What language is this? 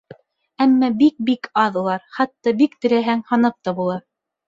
Bashkir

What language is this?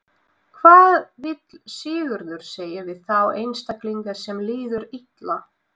Icelandic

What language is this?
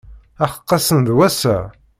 Kabyle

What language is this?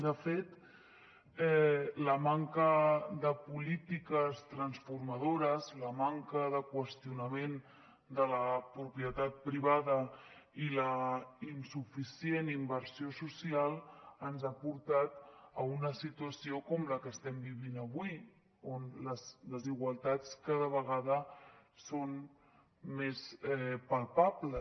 Catalan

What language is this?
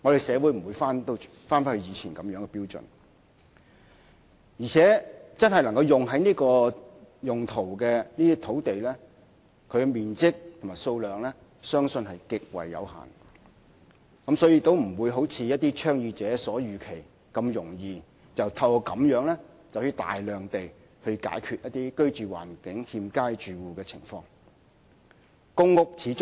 Cantonese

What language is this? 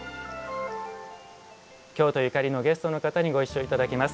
Japanese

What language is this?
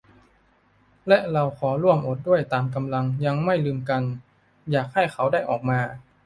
Thai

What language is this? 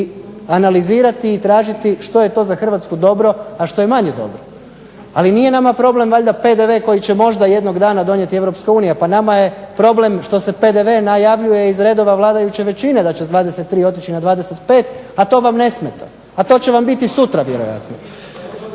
Croatian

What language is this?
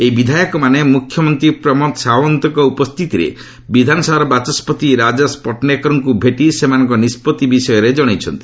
Odia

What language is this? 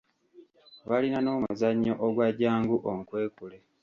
Ganda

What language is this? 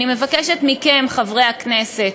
Hebrew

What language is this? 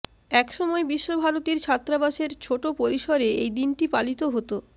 Bangla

